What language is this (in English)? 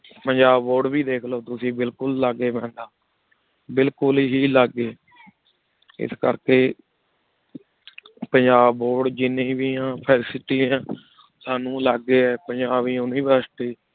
Punjabi